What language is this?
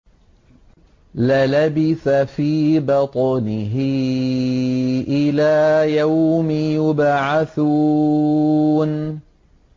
Arabic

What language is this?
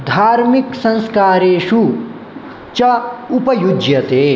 Sanskrit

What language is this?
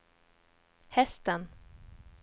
Swedish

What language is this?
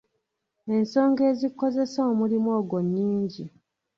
Ganda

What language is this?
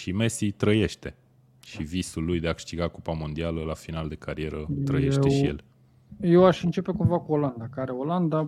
Romanian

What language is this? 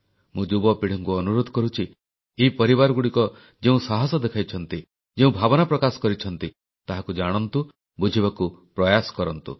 Odia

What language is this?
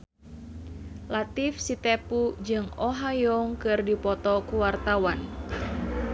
Sundanese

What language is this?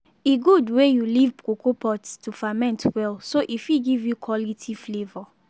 Nigerian Pidgin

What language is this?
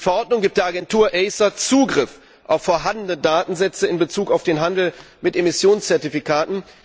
German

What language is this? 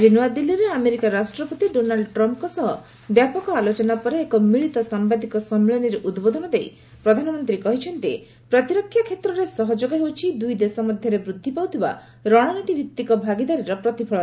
Odia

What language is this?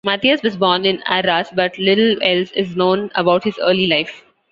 English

